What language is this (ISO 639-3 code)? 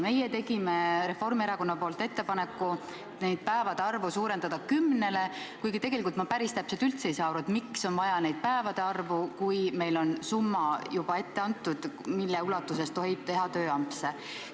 est